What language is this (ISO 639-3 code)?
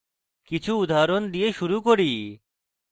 ben